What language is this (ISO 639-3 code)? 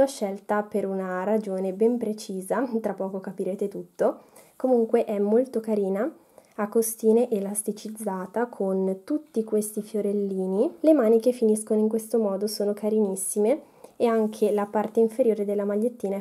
ita